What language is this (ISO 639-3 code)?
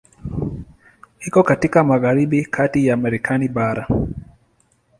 swa